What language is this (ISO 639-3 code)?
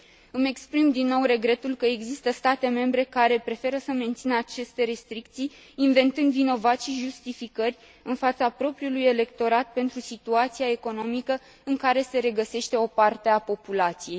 ron